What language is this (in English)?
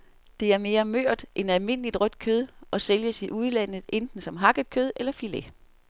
Danish